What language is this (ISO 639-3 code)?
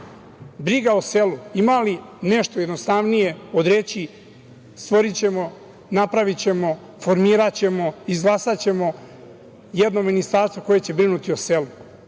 srp